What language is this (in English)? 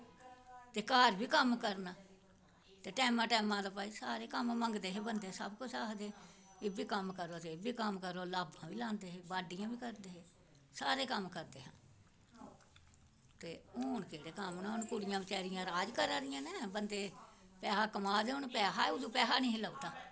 Dogri